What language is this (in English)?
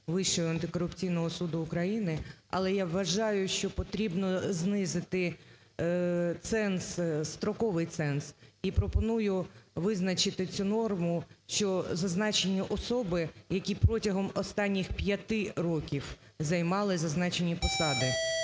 Ukrainian